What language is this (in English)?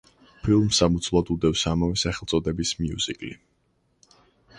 Georgian